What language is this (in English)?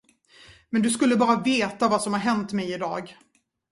Swedish